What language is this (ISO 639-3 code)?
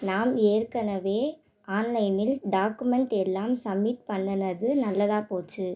tam